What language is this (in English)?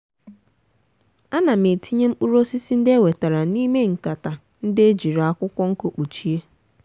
Igbo